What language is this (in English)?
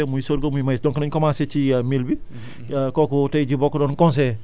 Wolof